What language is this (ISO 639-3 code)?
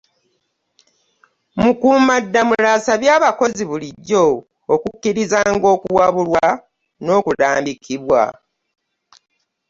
lug